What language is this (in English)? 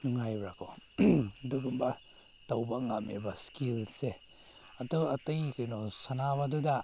Manipuri